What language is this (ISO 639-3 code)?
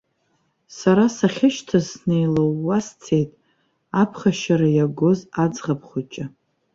abk